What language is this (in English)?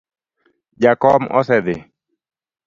Luo (Kenya and Tanzania)